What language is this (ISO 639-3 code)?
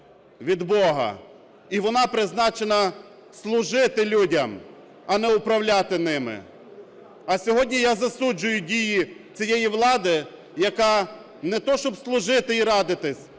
ukr